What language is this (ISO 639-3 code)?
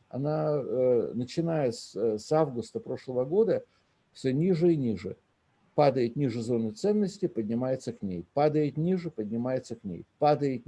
rus